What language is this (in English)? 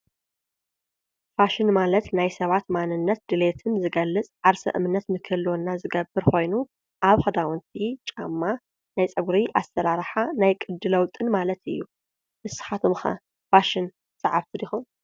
Tigrinya